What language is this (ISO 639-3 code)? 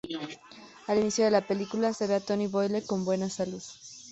spa